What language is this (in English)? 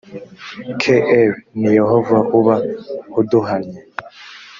Kinyarwanda